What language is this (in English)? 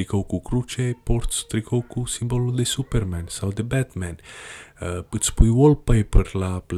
Romanian